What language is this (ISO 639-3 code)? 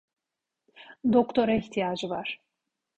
tur